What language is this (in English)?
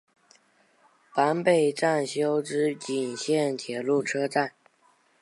Chinese